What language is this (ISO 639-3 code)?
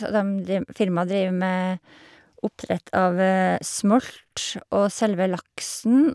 nor